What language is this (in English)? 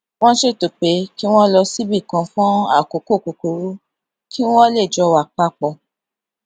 Yoruba